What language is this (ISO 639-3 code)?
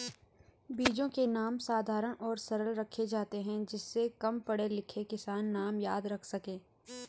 hin